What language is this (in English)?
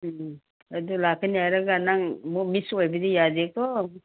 Manipuri